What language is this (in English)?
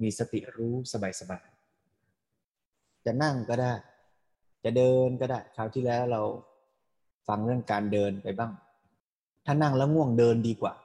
Thai